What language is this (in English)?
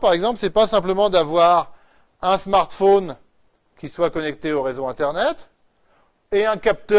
French